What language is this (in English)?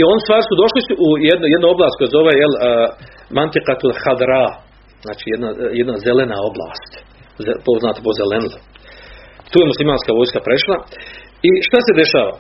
Croatian